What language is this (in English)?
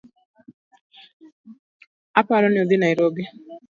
Luo (Kenya and Tanzania)